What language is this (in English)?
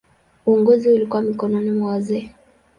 Swahili